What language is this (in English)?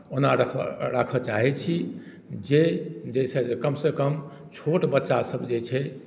Maithili